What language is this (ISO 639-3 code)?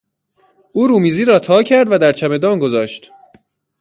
fas